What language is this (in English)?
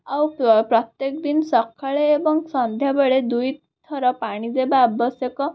Odia